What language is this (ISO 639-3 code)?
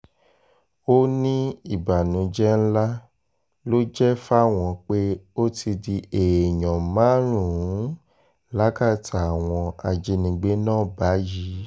yor